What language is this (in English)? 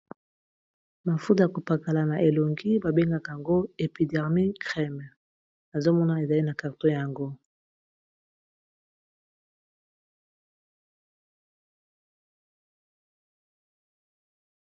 Lingala